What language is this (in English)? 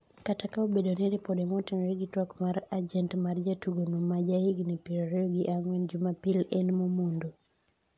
Luo (Kenya and Tanzania)